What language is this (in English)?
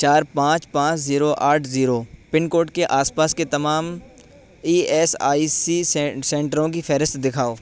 Urdu